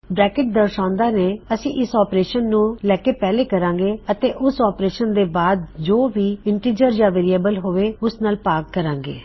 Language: Punjabi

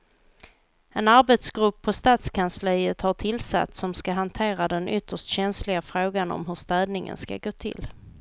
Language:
Swedish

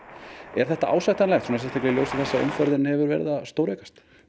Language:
Icelandic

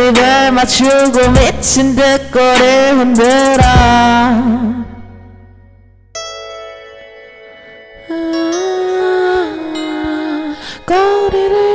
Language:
Korean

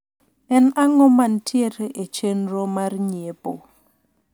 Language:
Luo (Kenya and Tanzania)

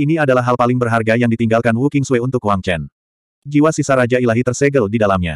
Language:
Indonesian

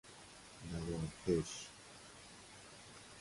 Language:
Persian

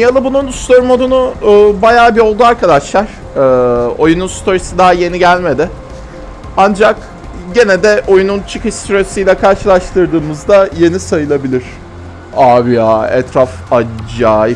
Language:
Turkish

